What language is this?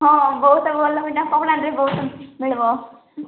Odia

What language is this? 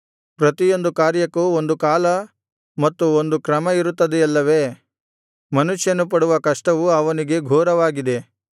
Kannada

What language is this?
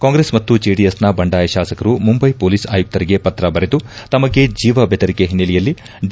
Kannada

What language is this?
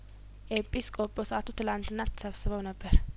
Amharic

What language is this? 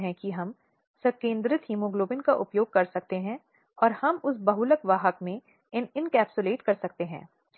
Hindi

